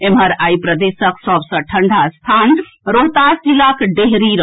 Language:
Maithili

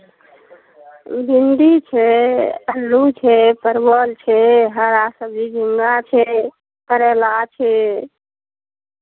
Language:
Maithili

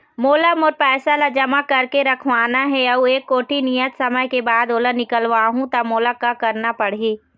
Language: Chhattisgarhi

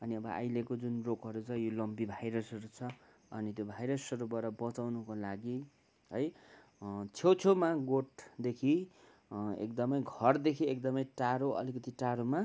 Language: Nepali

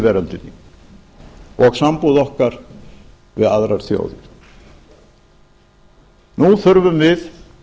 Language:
Icelandic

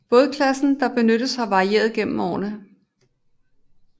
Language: Danish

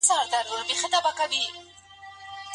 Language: Pashto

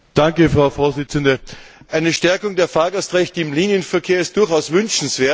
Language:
German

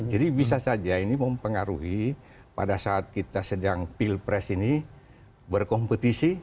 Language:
Indonesian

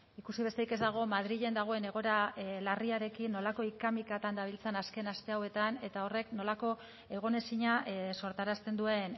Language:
Basque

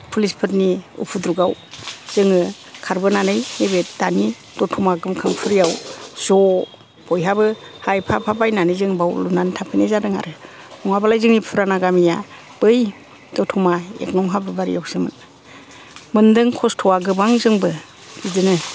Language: Bodo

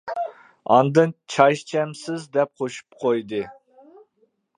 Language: Uyghur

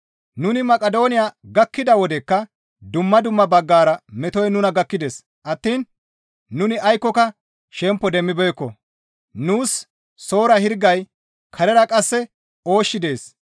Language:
Gamo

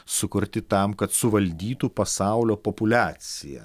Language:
Lithuanian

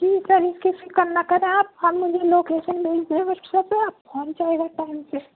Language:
Urdu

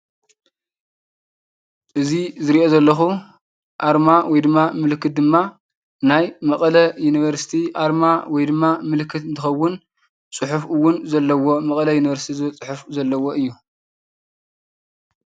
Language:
Tigrinya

